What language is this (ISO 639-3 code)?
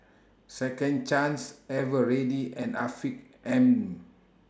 eng